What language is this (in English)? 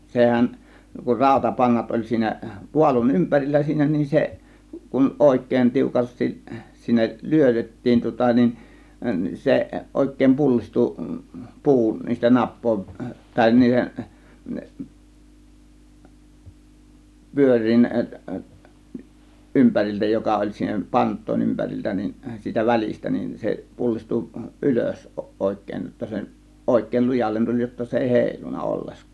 Finnish